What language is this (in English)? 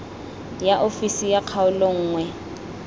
Tswana